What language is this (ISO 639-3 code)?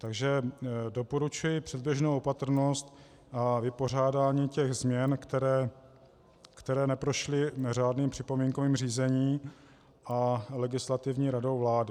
ces